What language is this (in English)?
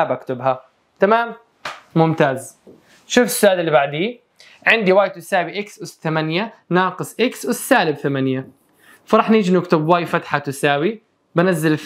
Arabic